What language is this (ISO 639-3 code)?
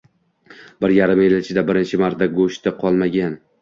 uzb